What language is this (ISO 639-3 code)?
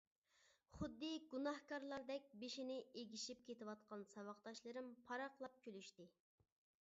uig